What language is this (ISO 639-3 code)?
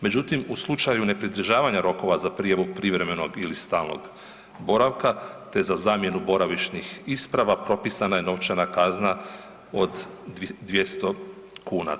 hrv